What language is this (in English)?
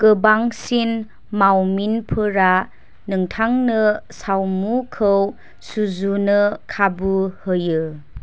Bodo